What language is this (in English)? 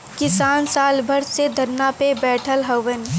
Bhojpuri